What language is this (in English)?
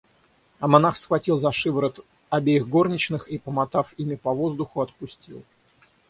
Russian